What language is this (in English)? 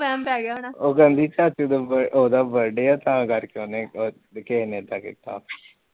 Punjabi